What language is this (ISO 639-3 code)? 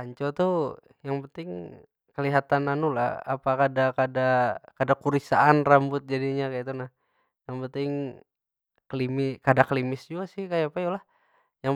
bjn